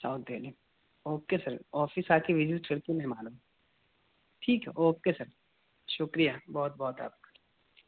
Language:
Urdu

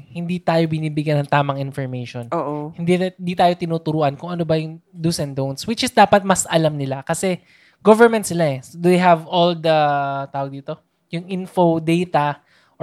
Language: Filipino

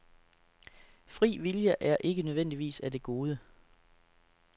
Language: Danish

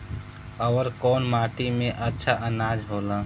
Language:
Bhojpuri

